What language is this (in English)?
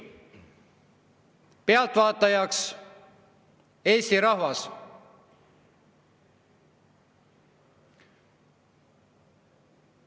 Estonian